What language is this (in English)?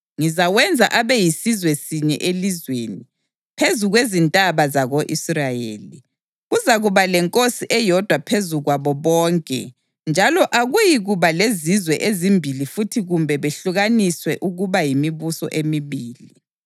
North Ndebele